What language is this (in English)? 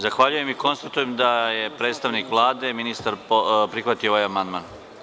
Serbian